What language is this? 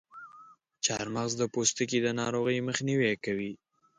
Pashto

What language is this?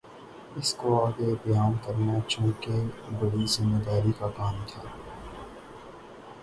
Urdu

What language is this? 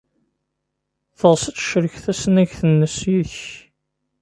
Kabyle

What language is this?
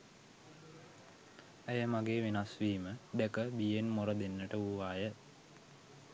Sinhala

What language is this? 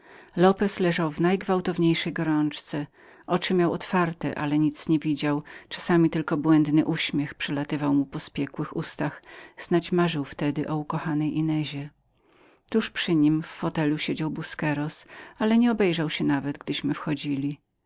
Polish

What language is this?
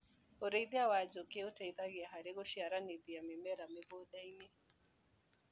Kikuyu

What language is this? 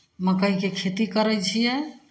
Maithili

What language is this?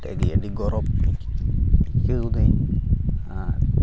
Santali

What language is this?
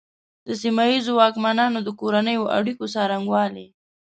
Pashto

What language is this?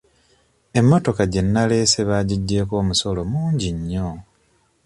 Ganda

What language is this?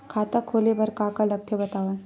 Chhattisgarhi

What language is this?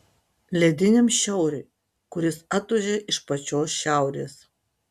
Lithuanian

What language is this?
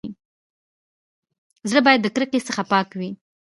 Pashto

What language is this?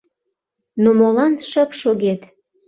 Mari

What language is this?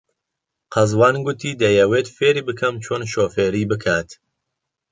Central Kurdish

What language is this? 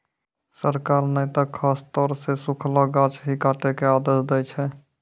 Maithili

